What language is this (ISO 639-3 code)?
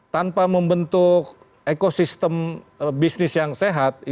ind